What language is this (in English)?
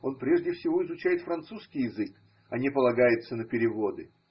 Russian